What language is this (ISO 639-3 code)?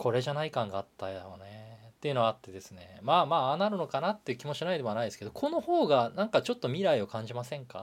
jpn